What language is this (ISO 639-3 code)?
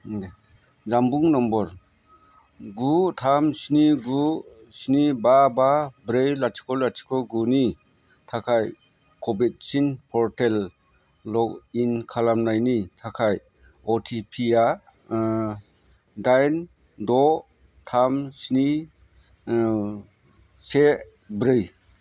brx